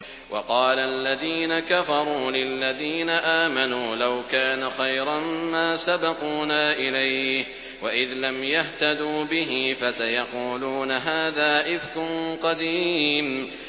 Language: Arabic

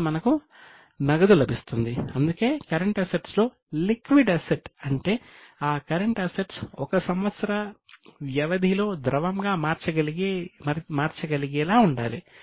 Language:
Telugu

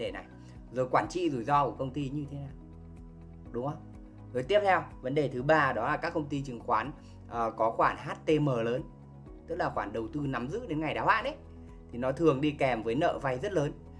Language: Vietnamese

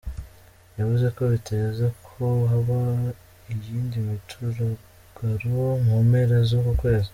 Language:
Kinyarwanda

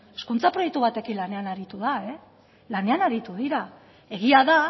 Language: Basque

